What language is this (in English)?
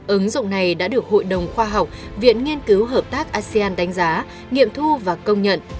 Vietnamese